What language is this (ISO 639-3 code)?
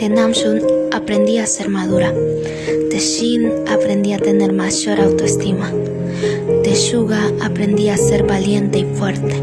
spa